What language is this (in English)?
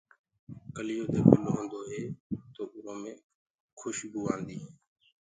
Gurgula